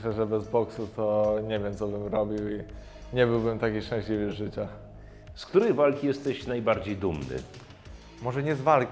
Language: Polish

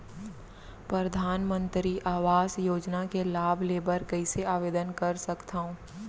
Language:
Chhattisgarhi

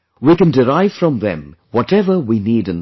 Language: English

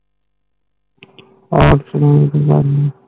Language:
Punjabi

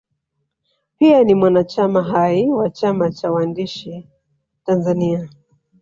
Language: Swahili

